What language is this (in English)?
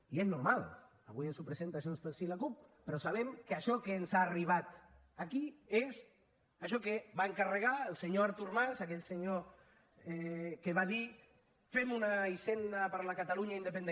Catalan